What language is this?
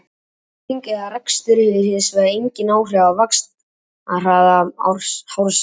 Icelandic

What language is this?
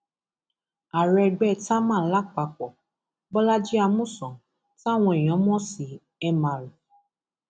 Yoruba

